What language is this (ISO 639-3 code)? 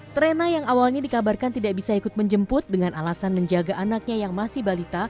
ind